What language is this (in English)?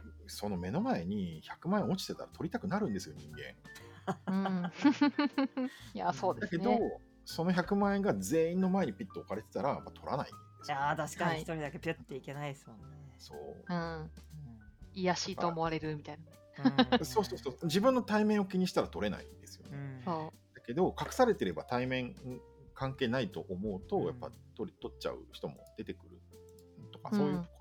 Japanese